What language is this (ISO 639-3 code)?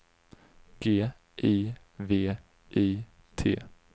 swe